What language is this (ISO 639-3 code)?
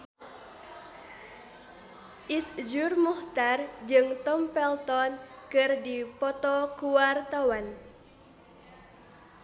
sun